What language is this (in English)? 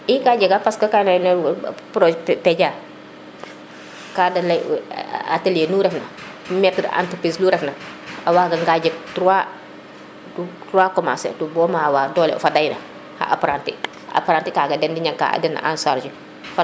Serer